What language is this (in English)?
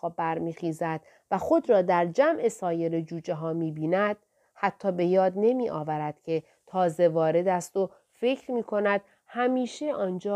Persian